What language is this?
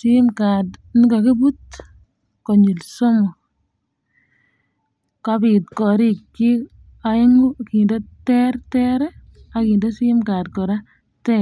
Kalenjin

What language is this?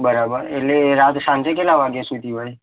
Gujarati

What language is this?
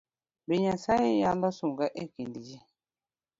Luo (Kenya and Tanzania)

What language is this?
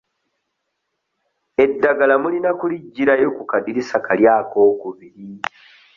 Ganda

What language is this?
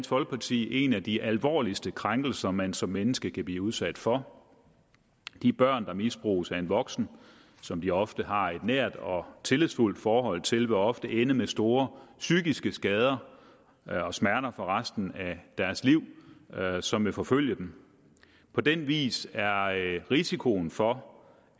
Danish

